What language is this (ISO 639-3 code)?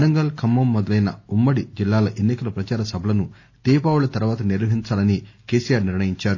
tel